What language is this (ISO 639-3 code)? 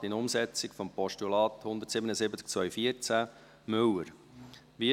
gsw